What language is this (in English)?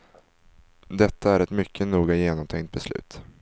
Swedish